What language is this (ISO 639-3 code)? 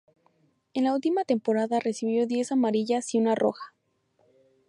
spa